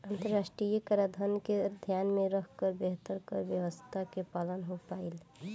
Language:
Bhojpuri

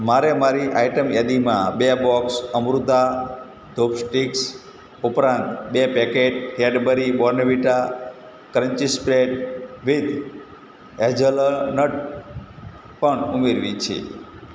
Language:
Gujarati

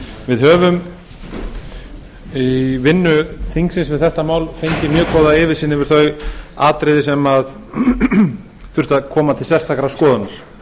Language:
Icelandic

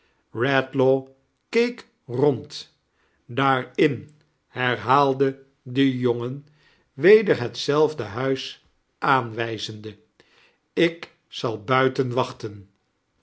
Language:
Dutch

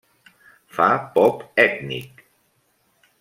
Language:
Catalan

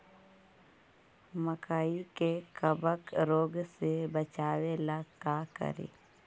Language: Magahi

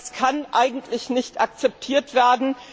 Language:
German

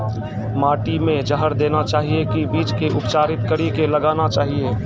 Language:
Maithili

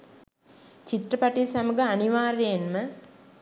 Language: Sinhala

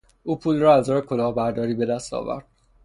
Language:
Persian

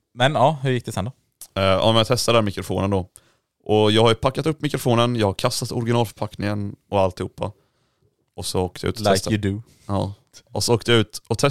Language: Swedish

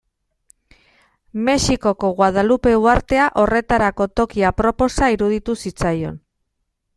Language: Basque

